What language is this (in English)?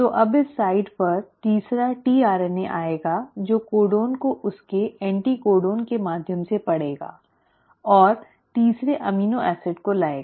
Hindi